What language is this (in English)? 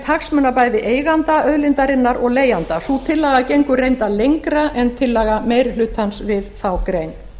Icelandic